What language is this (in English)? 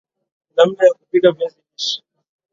Swahili